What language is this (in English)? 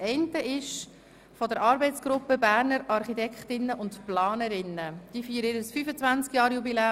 Swiss German